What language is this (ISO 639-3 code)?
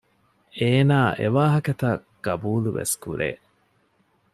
div